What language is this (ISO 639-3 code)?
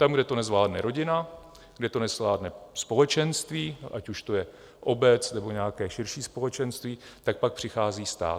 ces